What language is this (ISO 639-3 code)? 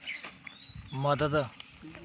doi